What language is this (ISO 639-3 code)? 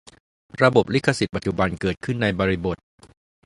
tha